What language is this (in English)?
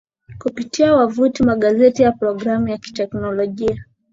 Swahili